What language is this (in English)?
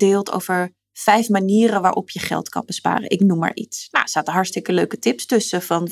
Dutch